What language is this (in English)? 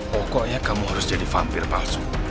Indonesian